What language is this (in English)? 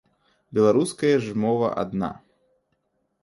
Belarusian